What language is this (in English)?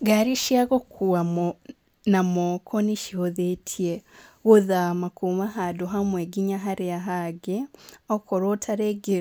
Kikuyu